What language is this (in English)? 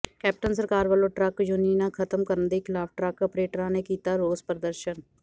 Punjabi